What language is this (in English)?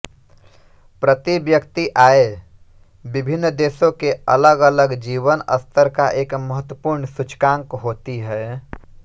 Hindi